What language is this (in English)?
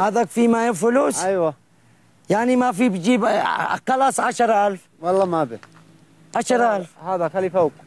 Arabic